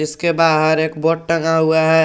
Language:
Hindi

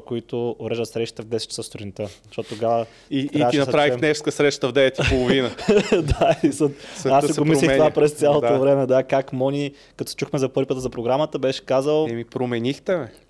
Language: Bulgarian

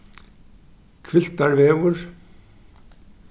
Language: Faroese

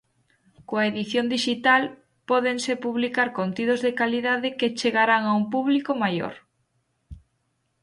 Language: Galician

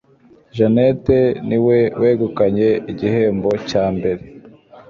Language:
Kinyarwanda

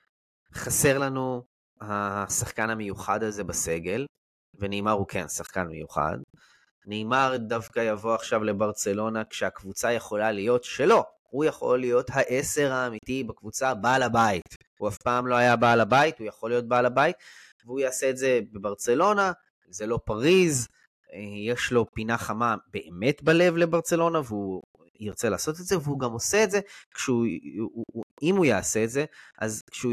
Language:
Hebrew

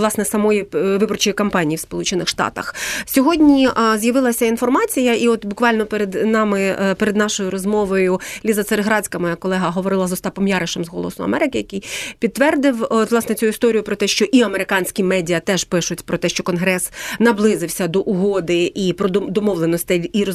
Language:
Ukrainian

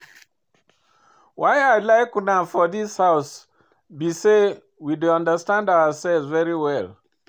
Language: Nigerian Pidgin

